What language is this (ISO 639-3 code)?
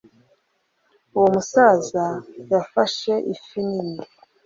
kin